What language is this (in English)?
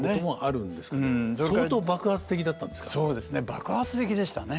Japanese